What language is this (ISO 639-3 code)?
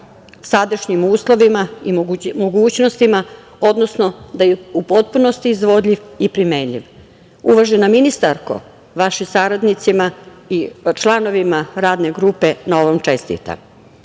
srp